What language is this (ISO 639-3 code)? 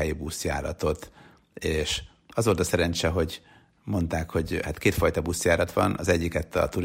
hun